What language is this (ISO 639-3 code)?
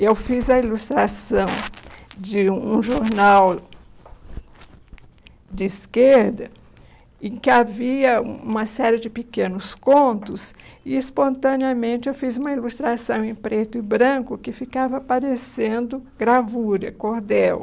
por